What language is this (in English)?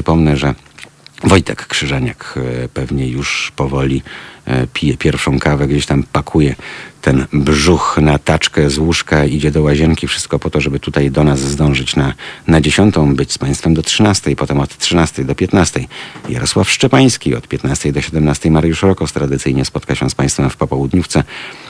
Polish